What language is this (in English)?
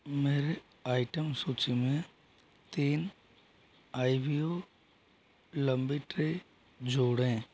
Hindi